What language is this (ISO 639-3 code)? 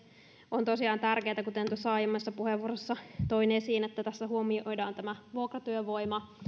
fin